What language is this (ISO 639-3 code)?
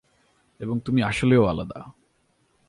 ben